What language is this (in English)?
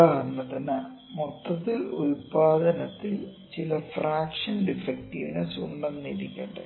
Malayalam